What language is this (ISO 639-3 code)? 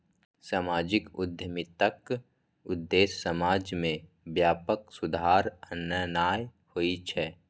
mai